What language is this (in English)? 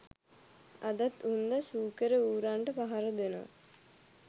Sinhala